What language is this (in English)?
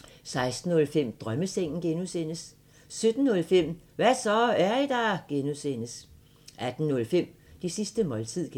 Danish